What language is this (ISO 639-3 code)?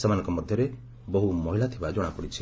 ori